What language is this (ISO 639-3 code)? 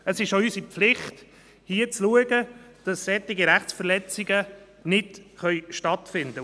gsw